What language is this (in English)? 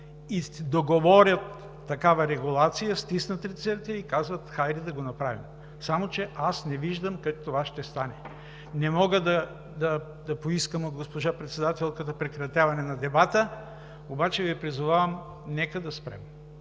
Bulgarian